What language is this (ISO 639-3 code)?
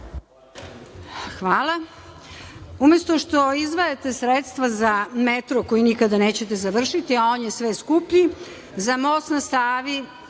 srp